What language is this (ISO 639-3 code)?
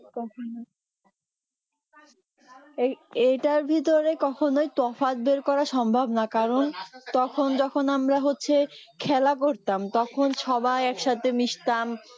ben